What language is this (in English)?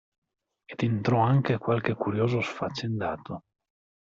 Italian